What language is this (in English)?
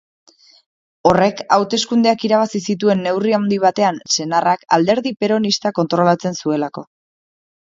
Basque